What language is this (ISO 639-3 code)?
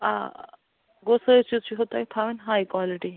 kas